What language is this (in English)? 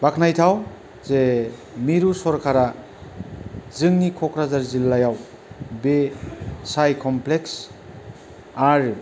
Bodo